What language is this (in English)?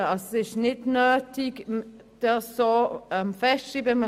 Swiss German